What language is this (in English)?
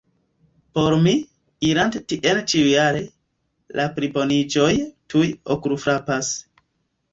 Esperanto